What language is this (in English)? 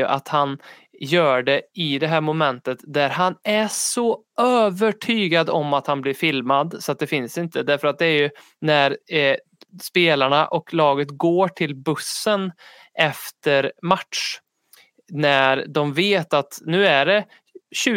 Swedish